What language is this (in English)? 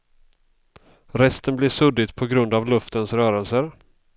Swedish